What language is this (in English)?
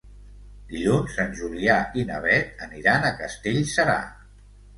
Catalan